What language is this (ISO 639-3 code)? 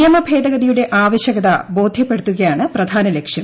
mal